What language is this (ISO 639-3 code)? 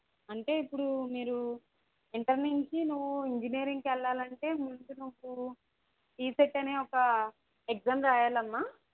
tel